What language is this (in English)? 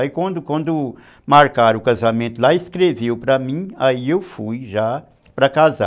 Portuguese